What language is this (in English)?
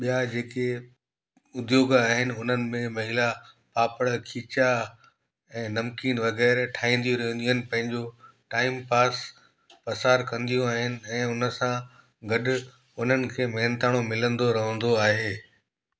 Sindhi